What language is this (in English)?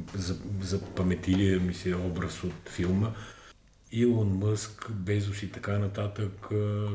Bulgarian